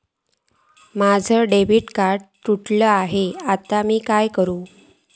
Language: Marathi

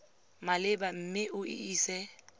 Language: Tswana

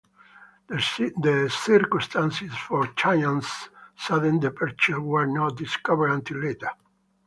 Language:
English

